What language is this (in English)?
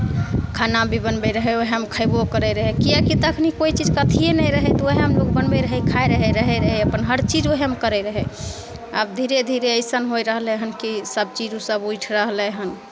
Maithili